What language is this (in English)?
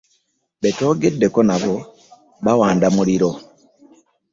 Ganda